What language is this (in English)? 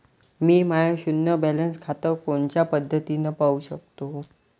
Marathi